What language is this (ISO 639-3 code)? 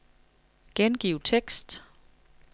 dan